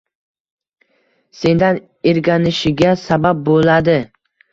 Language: Uzbek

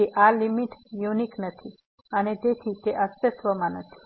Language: Gujarati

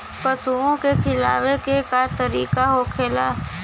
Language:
Bhojpuri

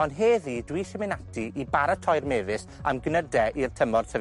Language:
Welsh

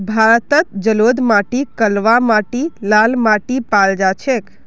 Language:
Magahi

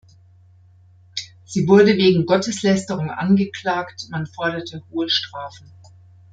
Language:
German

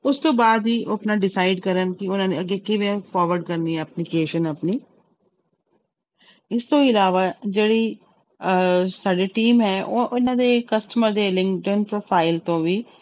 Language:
Punjabi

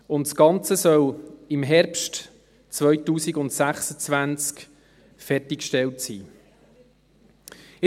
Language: Swiss German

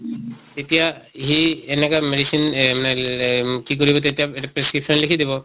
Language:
Assamese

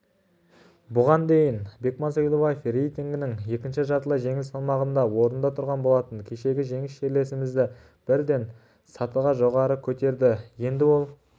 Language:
Kazakh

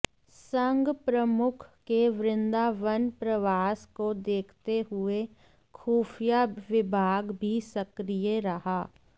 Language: Hindi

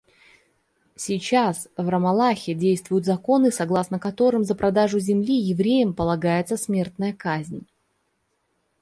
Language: Russian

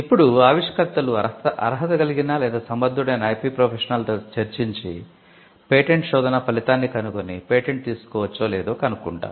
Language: Telugu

